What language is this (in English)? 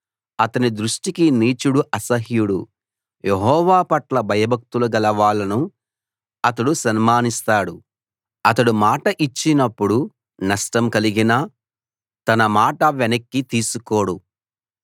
Telugu